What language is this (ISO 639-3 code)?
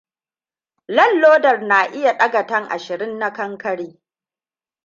hau